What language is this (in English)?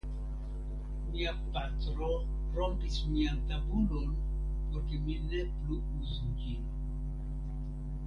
Esperanto